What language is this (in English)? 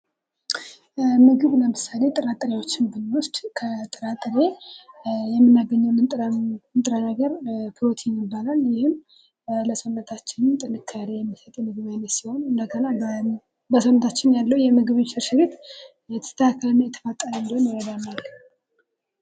Amharic